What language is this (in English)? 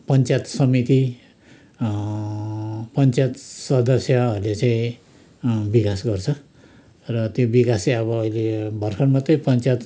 Nepali